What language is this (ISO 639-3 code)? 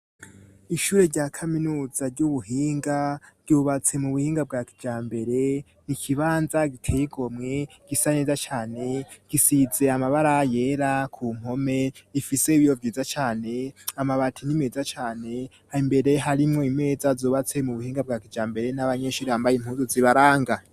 run